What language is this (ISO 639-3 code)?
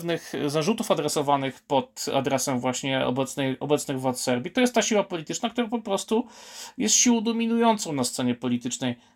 pol